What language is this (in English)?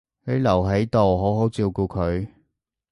Cantonese